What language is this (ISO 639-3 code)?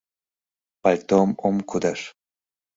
chm